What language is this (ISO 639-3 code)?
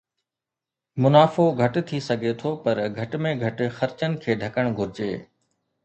snd